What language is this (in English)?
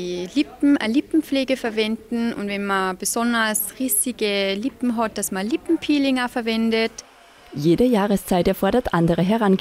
German